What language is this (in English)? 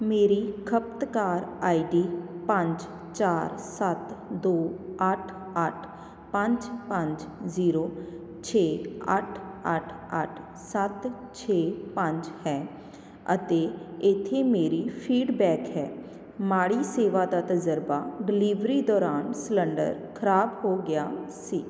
Punjabi